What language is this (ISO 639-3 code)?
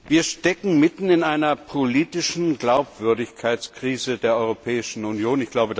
deu